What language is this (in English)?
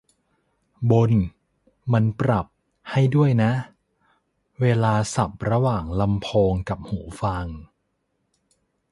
Thai